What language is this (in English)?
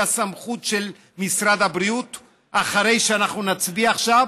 Hebrew